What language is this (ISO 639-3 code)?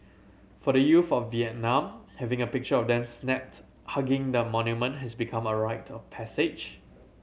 eng